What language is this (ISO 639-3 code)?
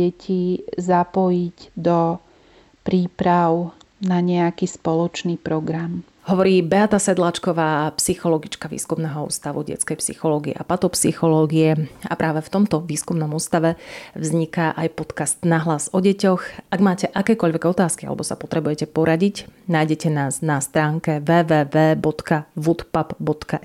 slk